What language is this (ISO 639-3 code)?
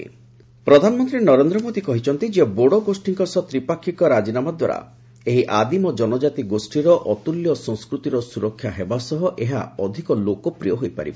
ori